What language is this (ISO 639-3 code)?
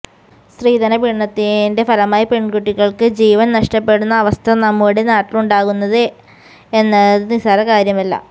mal